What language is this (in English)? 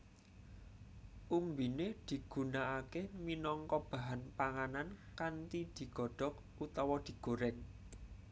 Javanese